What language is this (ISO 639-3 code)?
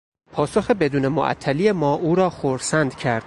fas